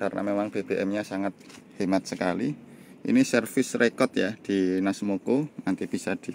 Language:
Indonesian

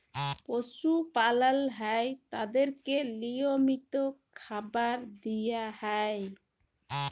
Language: Bangla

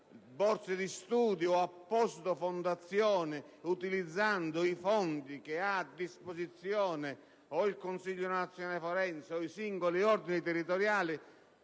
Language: Italian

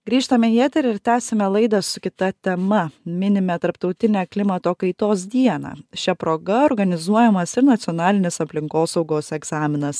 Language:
Lithuanian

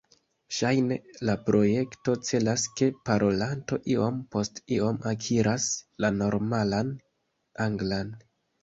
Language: Esperanto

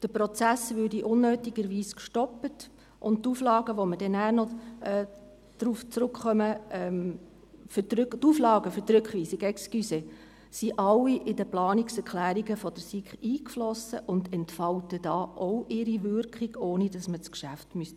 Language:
Swiss German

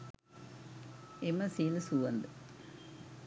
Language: Sinhala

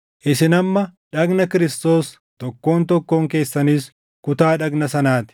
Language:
Oromo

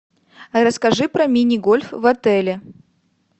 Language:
Russian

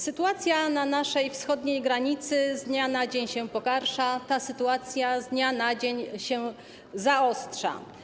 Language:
Polish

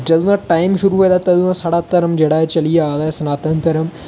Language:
Dogri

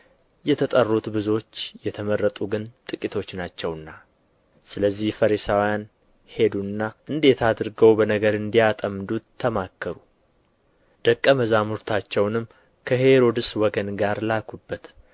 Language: Amharic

